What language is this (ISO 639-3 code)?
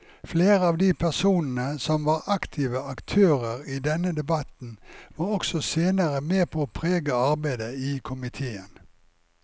nor